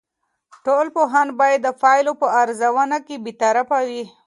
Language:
Pashto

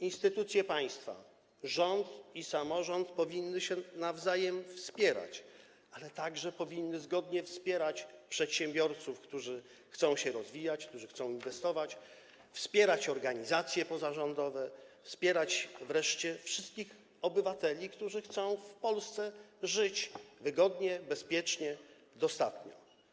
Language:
Polish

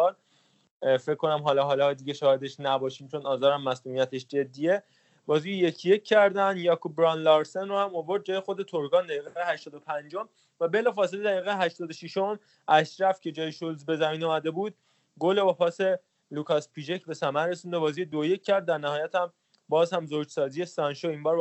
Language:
Persian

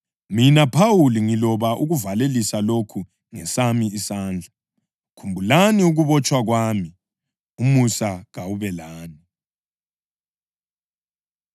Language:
North Ndebele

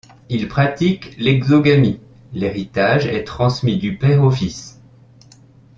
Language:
French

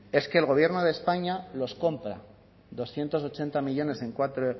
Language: Spanish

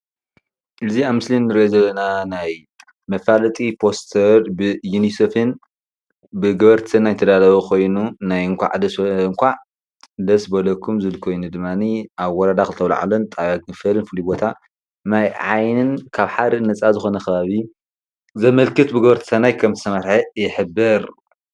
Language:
Tigrinya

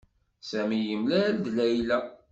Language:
Kabyle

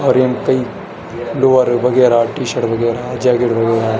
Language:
Garhwali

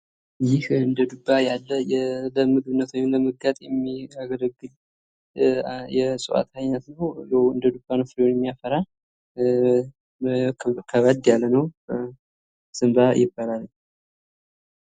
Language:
Amharic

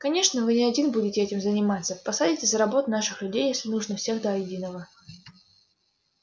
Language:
Russian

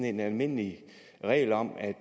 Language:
Danish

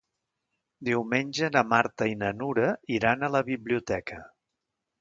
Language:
Catalan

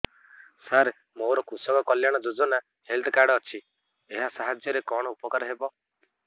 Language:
Odia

